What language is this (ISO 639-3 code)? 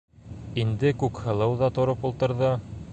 bak